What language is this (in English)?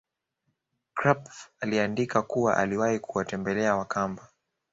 Swahili